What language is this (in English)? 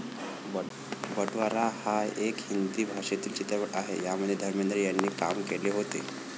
Marathi